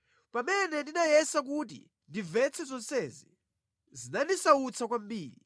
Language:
Nyanja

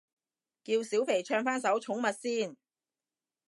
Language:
Cantonese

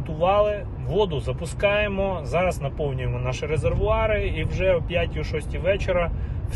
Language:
Ukrainian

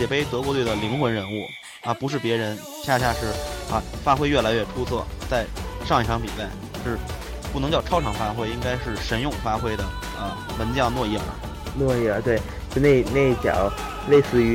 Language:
Chinese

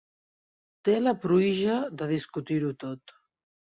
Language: Catalan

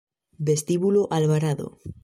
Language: Spanish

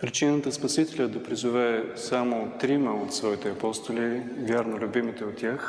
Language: Bulgarian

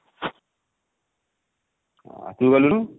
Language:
Odia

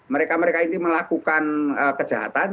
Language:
Indonesian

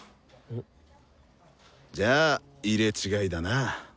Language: Japanese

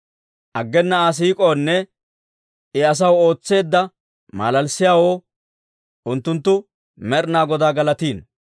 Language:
Dawro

